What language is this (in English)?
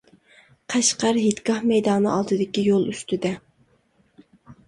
Uyghur